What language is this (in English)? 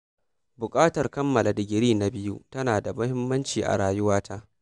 Hausa